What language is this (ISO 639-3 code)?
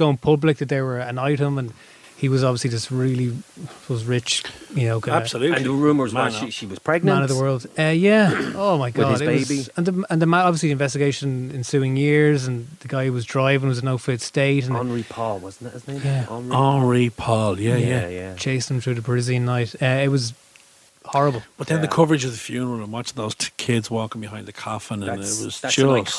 eng